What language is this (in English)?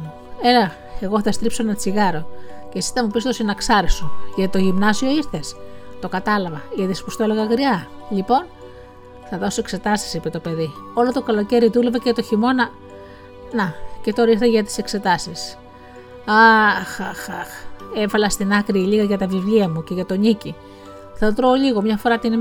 Greek